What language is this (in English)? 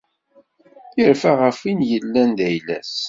Kabyle